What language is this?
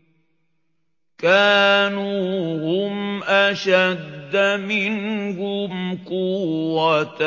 Arabic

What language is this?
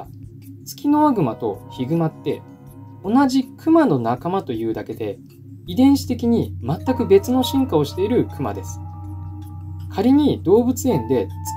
Japanese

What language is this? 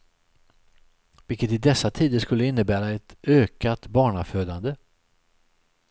Swedish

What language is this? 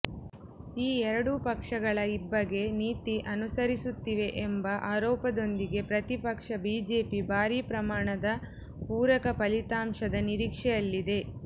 Kannada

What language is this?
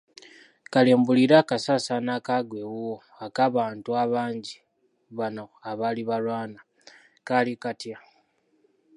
Ganda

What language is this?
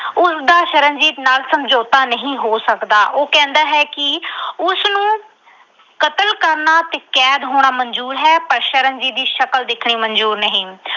Punjabi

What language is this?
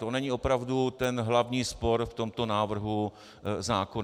Czech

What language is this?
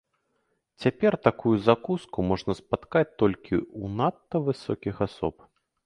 Belarusian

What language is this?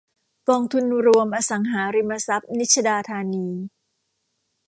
Thai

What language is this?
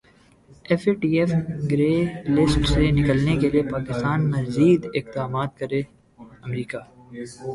Urdu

